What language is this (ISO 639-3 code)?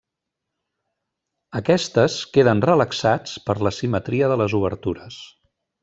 cat